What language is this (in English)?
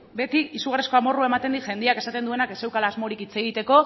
Basque